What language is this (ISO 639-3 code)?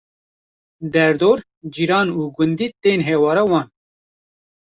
kur